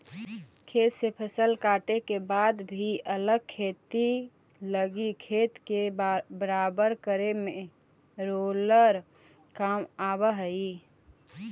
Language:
Magahi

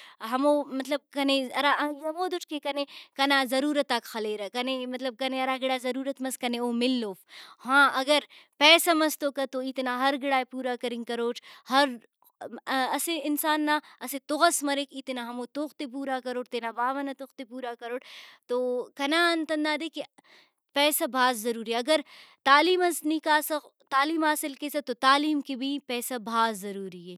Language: Brahui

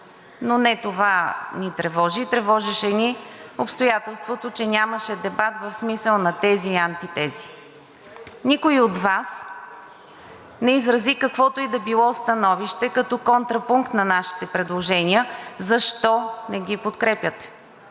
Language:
Bulgarian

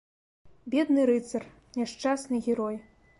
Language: Belarusian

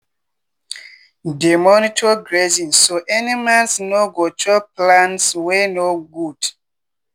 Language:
Nigerian Pidgin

